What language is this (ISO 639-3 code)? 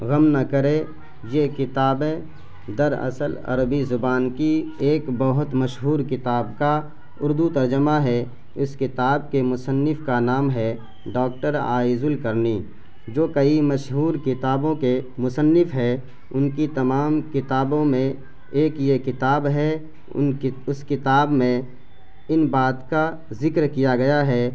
urd